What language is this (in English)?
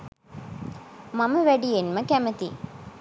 Sinhala